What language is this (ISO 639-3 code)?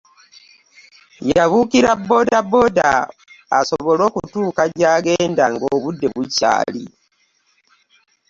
lug